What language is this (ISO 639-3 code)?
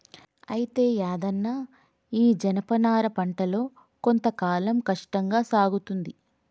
tel